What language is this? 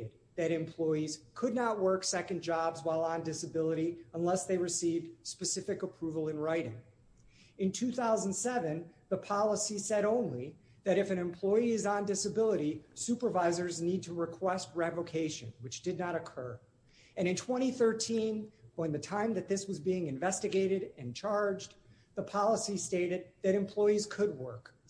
English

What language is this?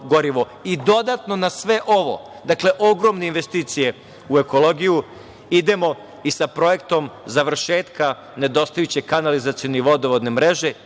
Serbian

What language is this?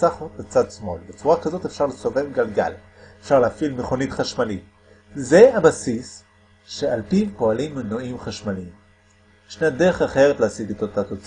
Hebrew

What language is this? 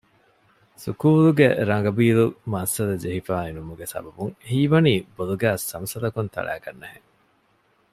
Divehi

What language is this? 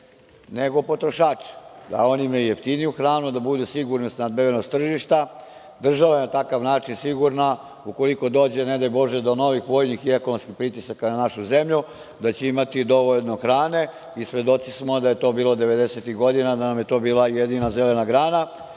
Serbian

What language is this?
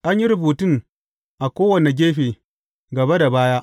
Hausa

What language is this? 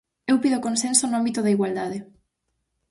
Galician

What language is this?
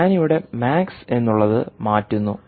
Malayalam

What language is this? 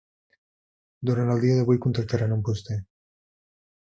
Catalan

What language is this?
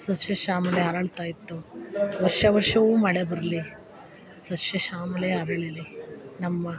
Kannada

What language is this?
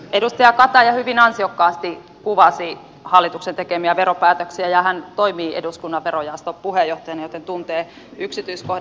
Finnish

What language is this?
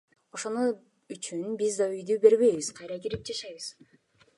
Kyrgyz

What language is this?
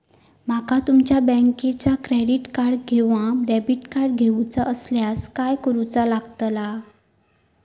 Marathi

